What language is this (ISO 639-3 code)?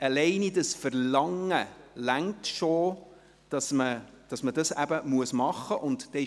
gsw